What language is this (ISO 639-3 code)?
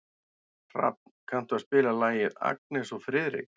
isl